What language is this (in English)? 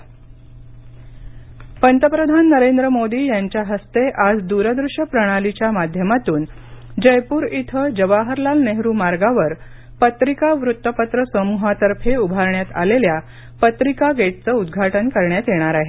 Marathi